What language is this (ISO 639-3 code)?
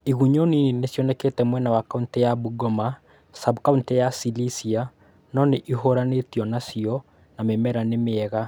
kik